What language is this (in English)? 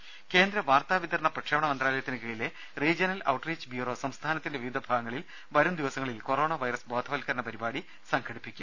Malayalam